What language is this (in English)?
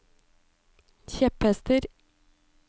Norwegian